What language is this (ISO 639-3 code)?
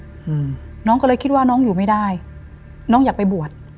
tha